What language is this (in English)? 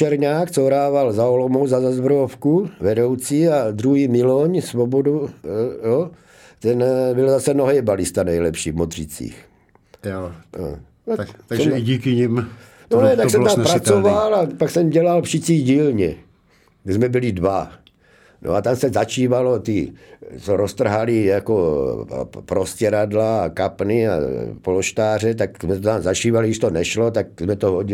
Czech